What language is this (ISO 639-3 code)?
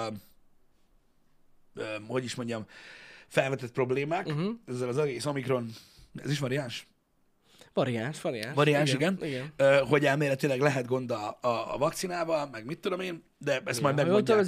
hun